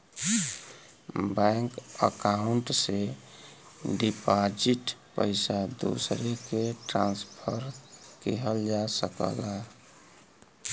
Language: Bhojpuri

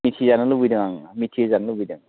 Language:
Bodo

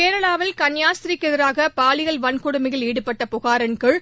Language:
Tamil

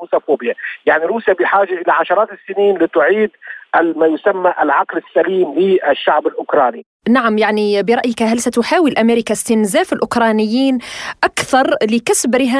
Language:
Arabic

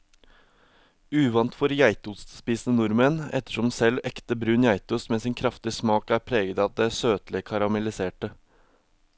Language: Norwegian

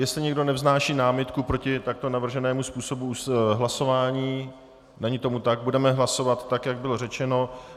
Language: Czech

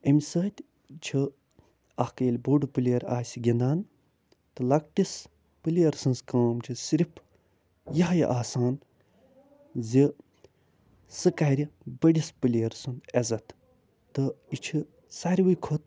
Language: Kashmiri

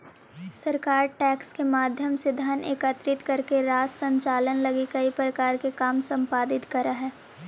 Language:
Magahi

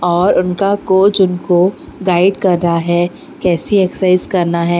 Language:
Hindi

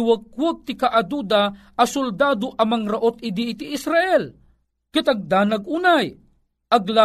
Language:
Filipino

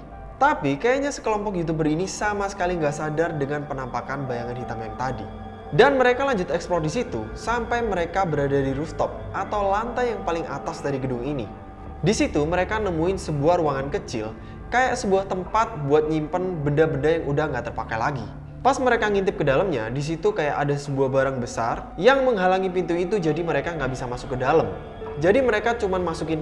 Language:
Indonesian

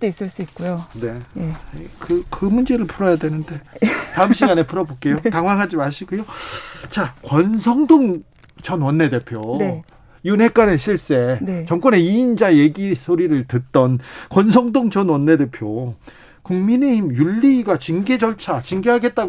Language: Korean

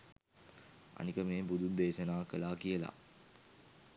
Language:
Sinhala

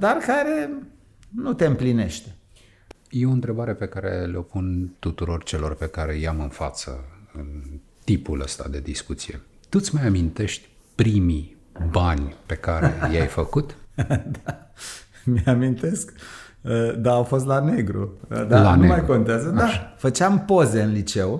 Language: Romanian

